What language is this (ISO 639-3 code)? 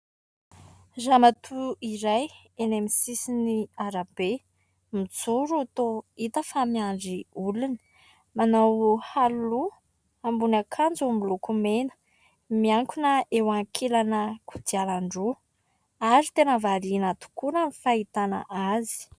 mlg